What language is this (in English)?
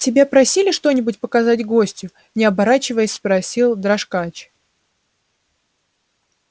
Russian